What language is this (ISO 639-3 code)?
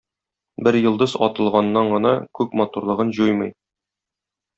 tat